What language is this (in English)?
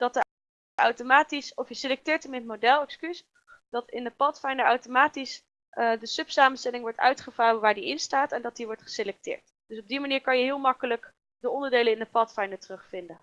Dutch